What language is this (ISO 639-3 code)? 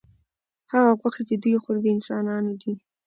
pus